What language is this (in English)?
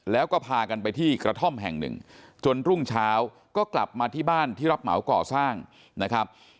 Thai